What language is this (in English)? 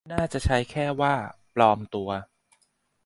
Thai